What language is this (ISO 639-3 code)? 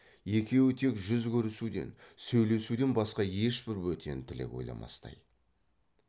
kaz